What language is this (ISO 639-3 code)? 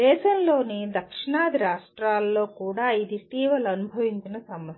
tel